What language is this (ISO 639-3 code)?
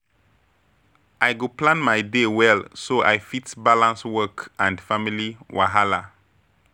pcm